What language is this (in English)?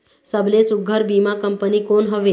Chhattisgarhi